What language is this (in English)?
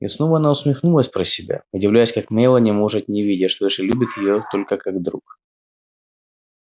Russian